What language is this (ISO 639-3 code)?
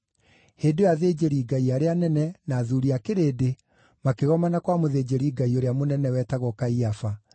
kik